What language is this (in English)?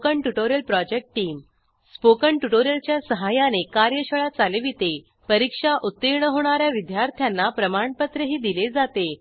Marathi